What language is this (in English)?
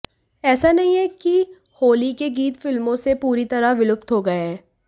Hindi